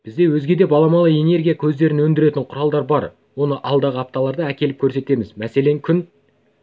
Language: Kazakh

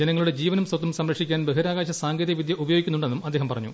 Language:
Malayalam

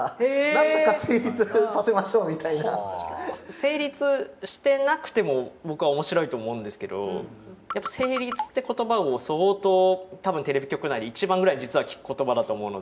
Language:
Japanese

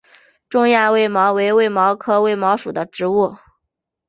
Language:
Chinese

